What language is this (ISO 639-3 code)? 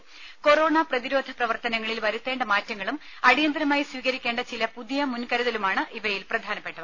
mal